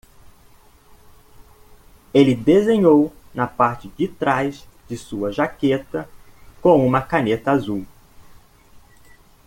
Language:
Portuguese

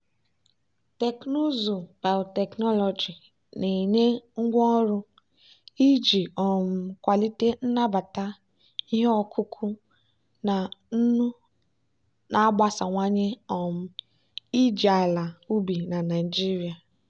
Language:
Igbo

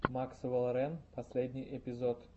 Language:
Russian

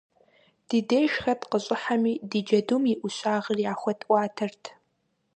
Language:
Kabardian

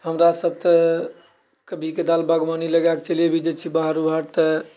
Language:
Maithili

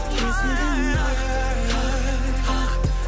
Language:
Kazakh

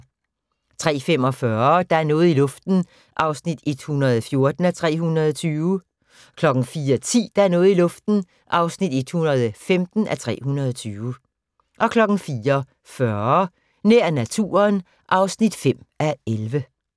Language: Danish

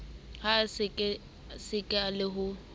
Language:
Southern Sotho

